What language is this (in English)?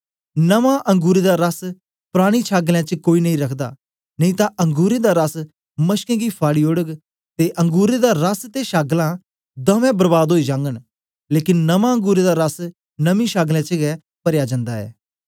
Dogri